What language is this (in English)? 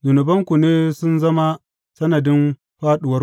Hausa